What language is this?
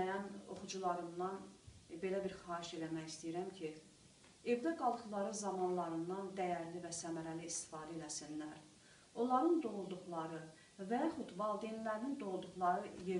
Turkish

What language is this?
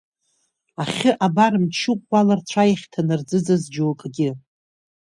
Abkhazian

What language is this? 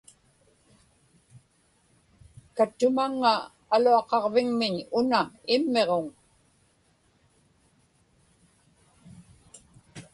Inupiaq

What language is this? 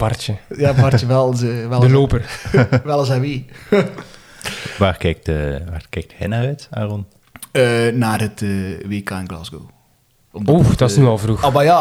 Dutch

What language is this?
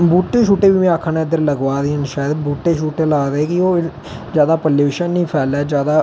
Dogri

